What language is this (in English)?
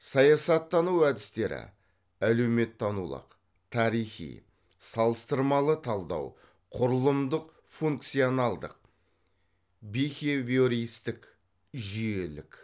Kazakh